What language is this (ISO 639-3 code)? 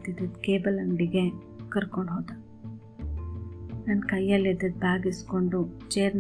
kan